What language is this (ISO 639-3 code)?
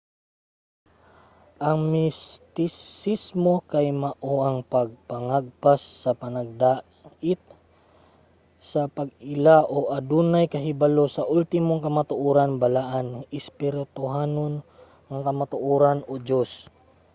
ceb